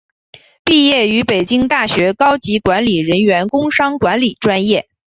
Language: Chinese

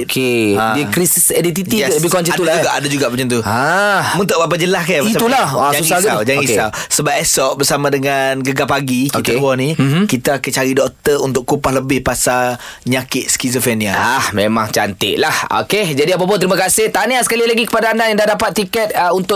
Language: Malay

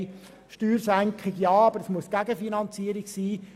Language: Swiss German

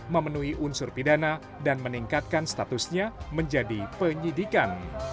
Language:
Indonesian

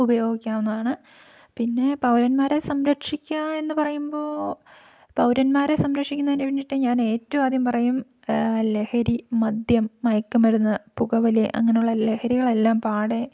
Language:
Malayalam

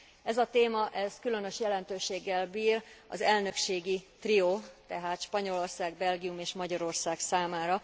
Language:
Hungarian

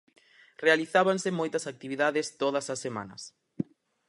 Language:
Galician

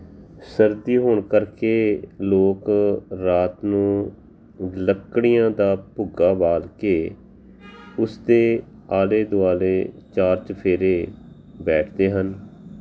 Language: Punjabi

